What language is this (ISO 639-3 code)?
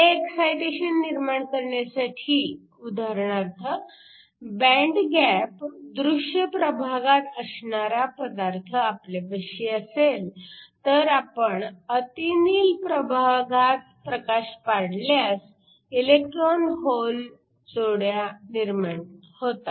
mar